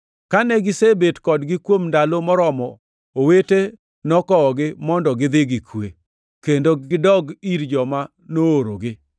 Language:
Luo (Kenya and Tanzania)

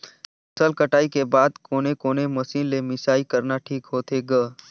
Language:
Chhattisgarhi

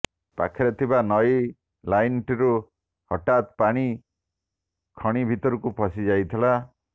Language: Odia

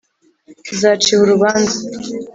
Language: Kinyarwanda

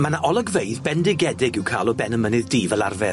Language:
Welsh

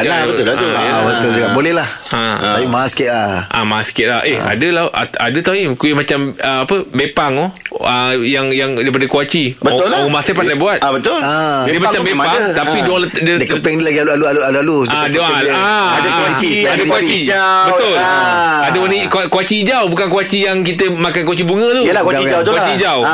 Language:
Malay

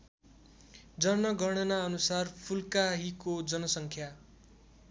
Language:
Nepali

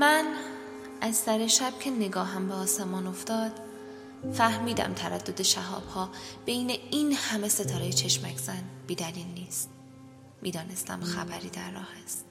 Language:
Persian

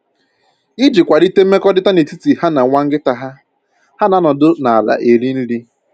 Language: Igbo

